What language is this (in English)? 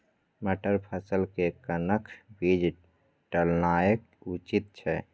Maithili